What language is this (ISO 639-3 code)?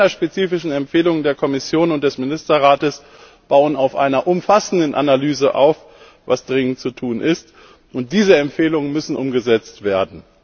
deu